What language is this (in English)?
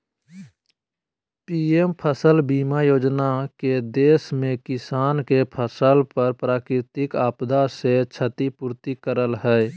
Magahi